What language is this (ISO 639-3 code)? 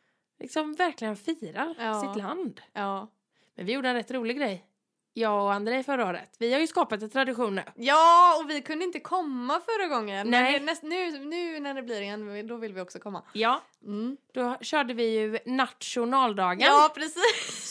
swe